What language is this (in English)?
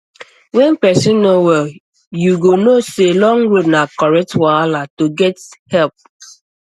Nigerian Pidgin